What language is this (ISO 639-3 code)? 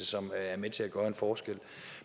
dan